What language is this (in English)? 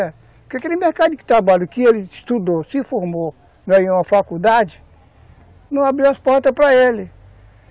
Portuguese